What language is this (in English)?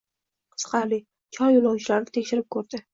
Uzbek